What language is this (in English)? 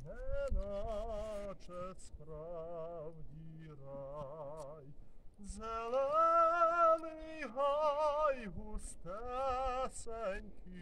Russian